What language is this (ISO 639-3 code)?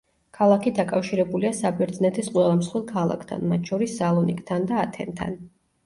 kat